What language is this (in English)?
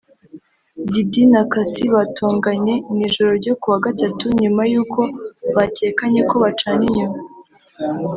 Kinyarwanda